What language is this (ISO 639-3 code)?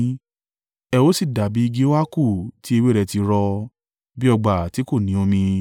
yor